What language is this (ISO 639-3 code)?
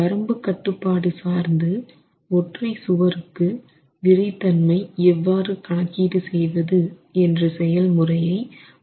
tam